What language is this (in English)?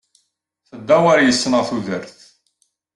Kabyle